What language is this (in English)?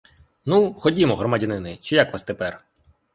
Ukrainian